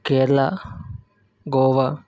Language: Telugu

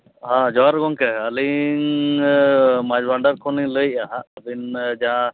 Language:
Santali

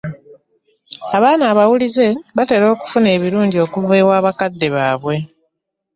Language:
Ganda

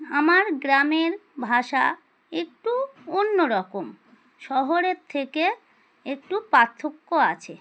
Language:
Bangla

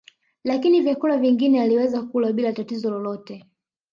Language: Swahili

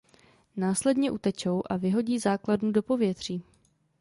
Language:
Czech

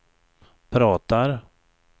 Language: Swedish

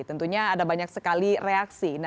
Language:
Indonesian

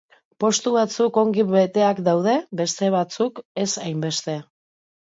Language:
Basque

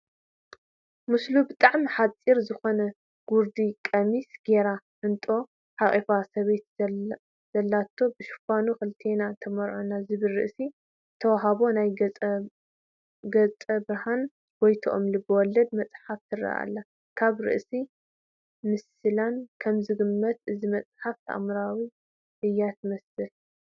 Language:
Tigrinya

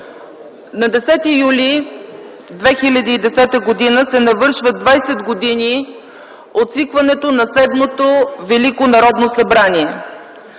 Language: Bulgarian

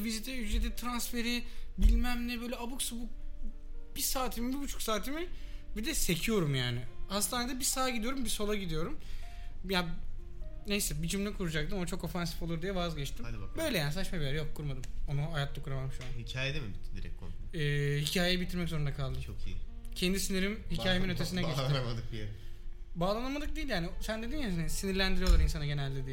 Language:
Turkish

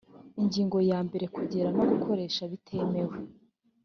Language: Kinyarwanda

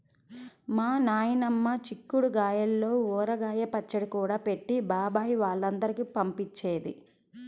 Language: Telugu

